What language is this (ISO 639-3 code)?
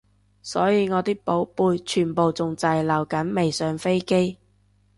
yue